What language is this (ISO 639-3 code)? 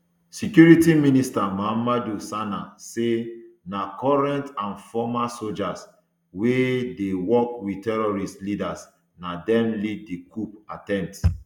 pcm